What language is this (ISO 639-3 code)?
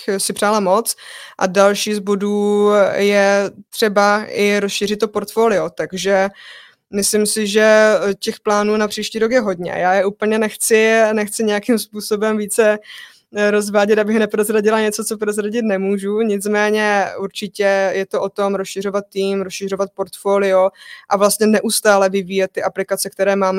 ces